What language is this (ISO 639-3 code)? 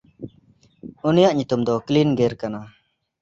sat